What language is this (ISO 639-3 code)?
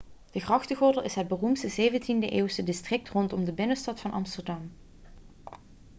nld